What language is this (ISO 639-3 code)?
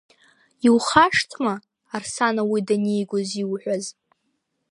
abk